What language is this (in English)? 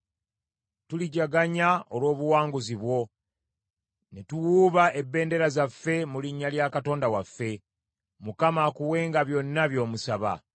Ganda